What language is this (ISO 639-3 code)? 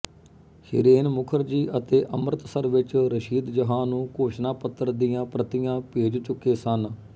pan